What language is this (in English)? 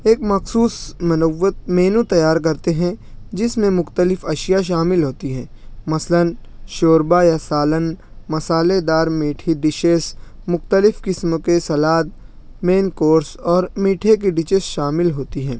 Urdu